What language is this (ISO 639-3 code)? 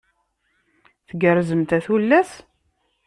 kab